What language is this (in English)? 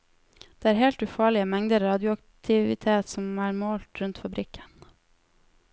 Norwegian